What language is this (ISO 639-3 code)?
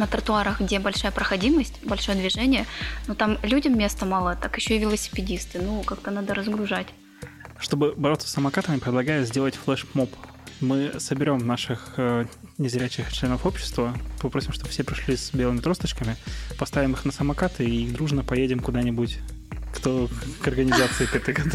rus